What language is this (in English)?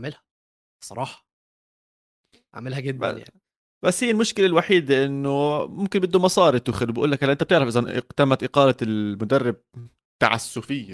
Arabic